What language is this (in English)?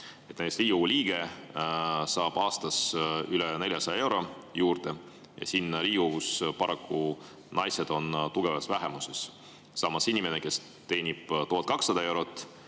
Estonian